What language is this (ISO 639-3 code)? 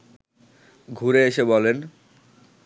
ben